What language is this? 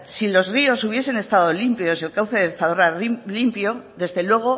Spanish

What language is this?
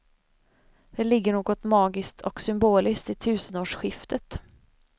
Swedish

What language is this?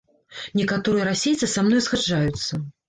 Belarusian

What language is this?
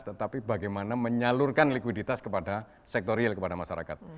Indonesian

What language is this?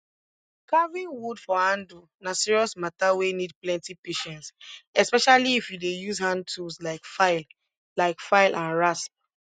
Nigerian Pidgin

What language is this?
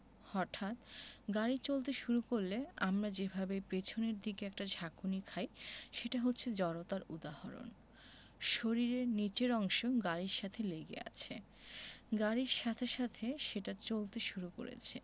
Bangla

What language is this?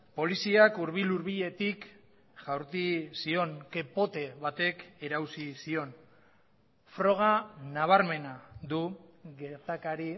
Basque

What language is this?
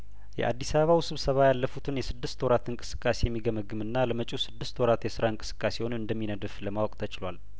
Amharic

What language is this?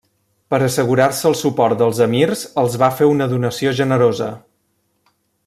Catalan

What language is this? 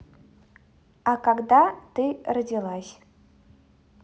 Russian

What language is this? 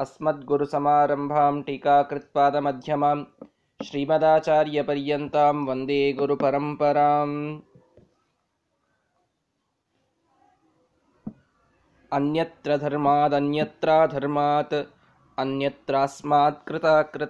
Kannada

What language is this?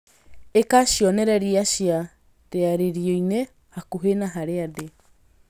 Kikuyu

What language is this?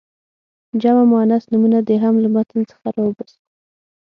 Pashto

